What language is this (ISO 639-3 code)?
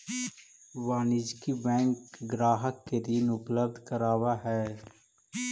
mag